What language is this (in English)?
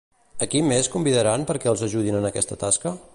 Catalan